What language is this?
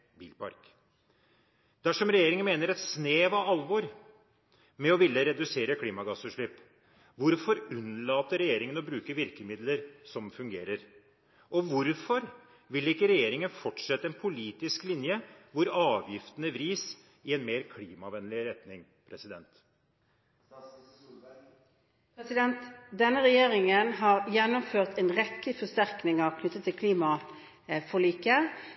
Norwegian Bokmål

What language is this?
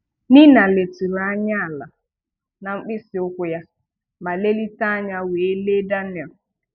Igbo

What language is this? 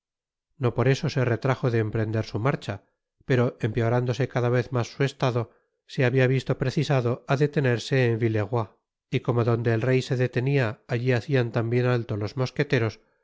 Spanish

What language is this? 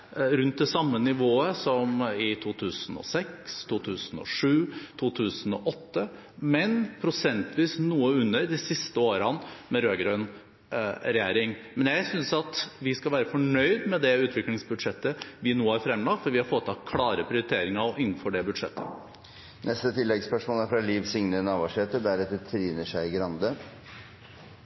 Norwegian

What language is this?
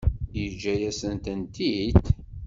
Kabyle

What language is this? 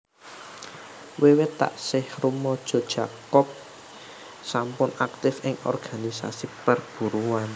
Javanese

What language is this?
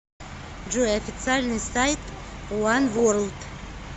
Russian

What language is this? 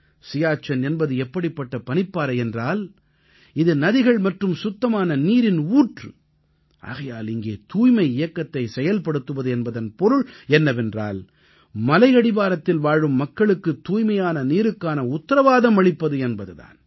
Tamil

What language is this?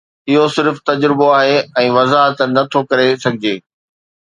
Sindhi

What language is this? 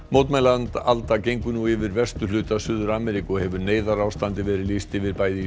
Icelandic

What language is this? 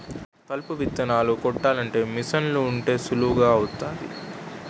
Telugu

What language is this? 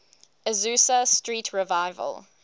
English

